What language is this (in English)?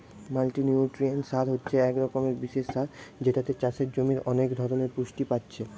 Bangla